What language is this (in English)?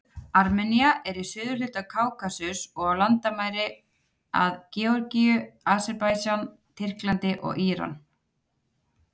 Icelandic